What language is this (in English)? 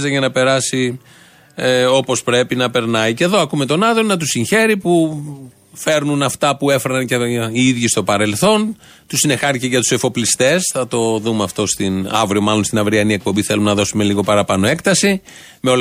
Greek